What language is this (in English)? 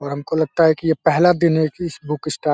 Hindi